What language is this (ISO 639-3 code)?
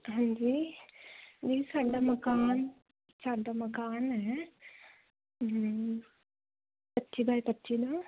pan